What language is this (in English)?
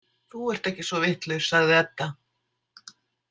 Icelandic